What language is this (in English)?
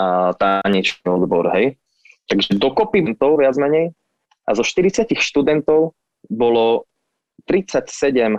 Slovak